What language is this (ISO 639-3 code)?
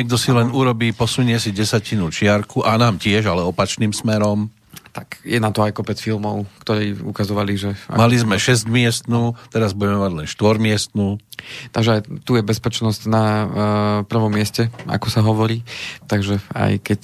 slk